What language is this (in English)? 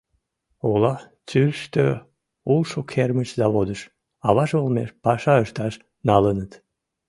Mari